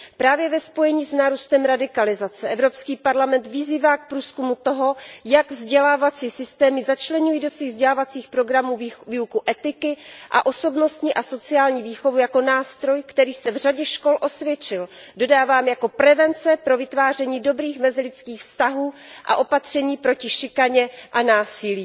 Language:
Czech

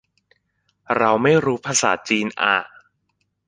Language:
Thai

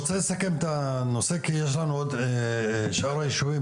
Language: Hebrew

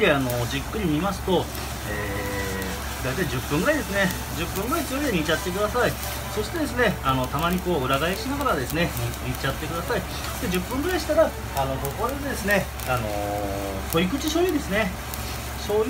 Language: Japanese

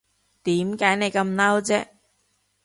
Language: Cantonese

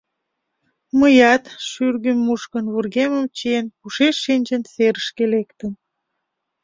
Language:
Mari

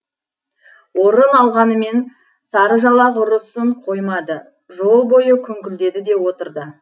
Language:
Kazakh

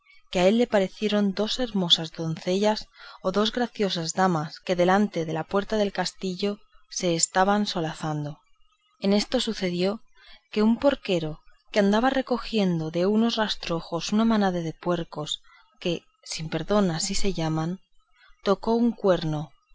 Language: Spanish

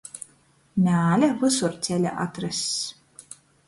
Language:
Latgalian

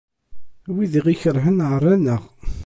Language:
Kabyle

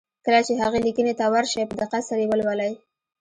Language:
Pashto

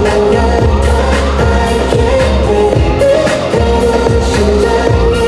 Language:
Indonesian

